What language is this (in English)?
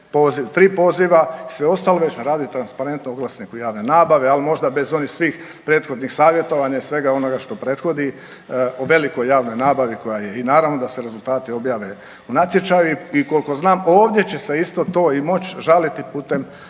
Croatian